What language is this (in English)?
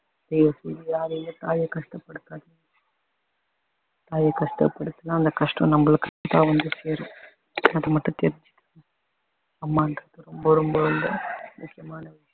Tamil